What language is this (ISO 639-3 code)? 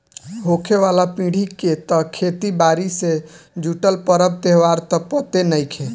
bho